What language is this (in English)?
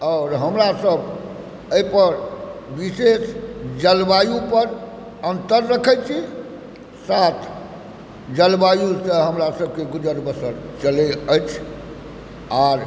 Maithili